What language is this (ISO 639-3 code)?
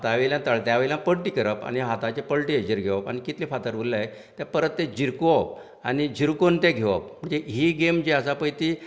kok